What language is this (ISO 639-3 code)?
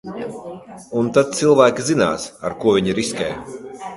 lav